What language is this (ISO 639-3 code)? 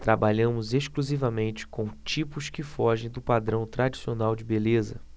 por